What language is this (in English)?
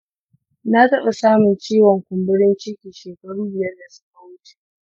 Hausa